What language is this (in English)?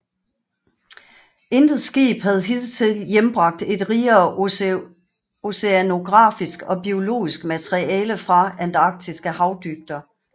Danish